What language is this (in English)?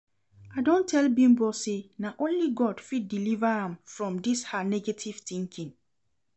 Nigerian Pidgin